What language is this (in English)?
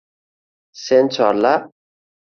Uzbek